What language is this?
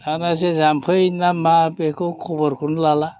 Bodo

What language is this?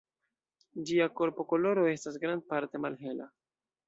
Esperanto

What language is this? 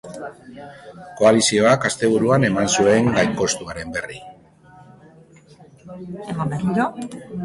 Basque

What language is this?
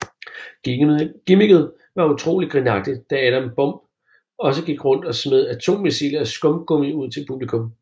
Danish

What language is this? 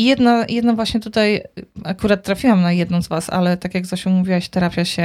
Polish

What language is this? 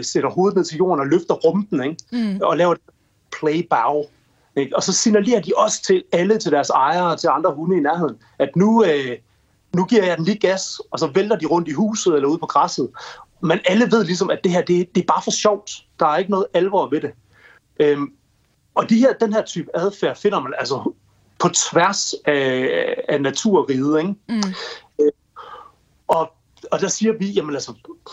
Danish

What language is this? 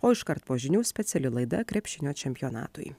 Lithuanian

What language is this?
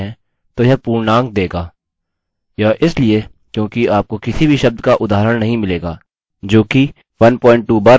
Hindi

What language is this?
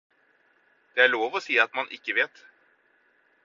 Norwegian Bokmål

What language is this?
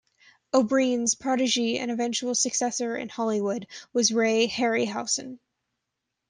English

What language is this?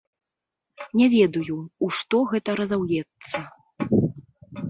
Belarusian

